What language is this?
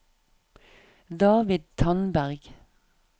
Norwegian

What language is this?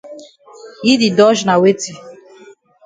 Cameroon Pidgin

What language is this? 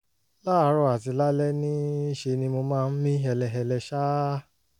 Yoruba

